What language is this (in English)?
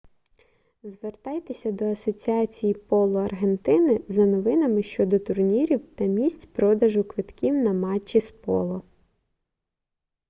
Ukrainian